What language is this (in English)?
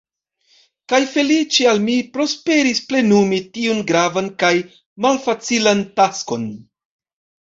Esperanto